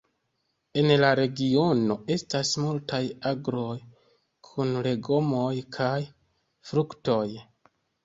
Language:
Esperanto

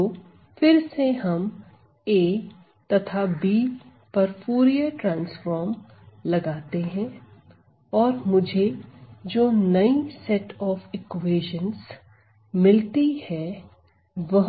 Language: Hindi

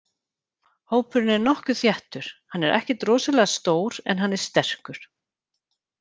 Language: Icelandic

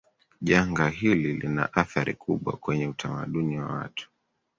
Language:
Swahili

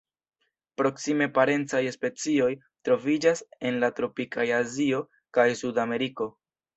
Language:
Esperanto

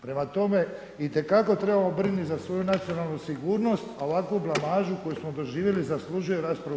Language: Croatian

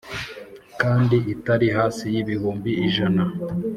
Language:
Kinyarwanda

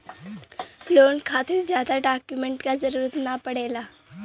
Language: Bhojpuri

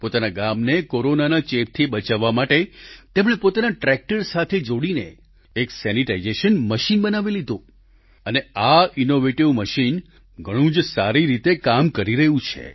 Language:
Gujarati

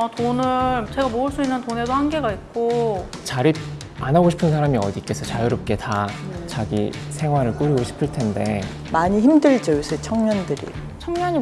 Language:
Korean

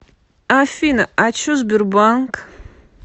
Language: Russian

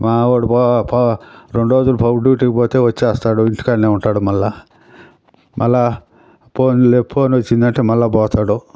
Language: Telugu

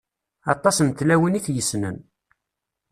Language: Kabyle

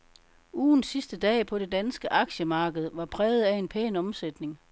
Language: Danish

